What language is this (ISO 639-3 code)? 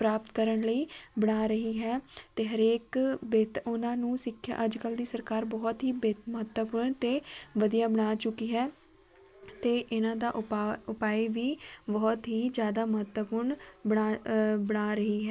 pan